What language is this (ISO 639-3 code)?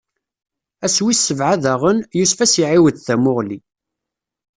kab